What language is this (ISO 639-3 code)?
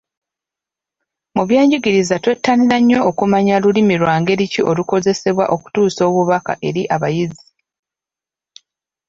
lug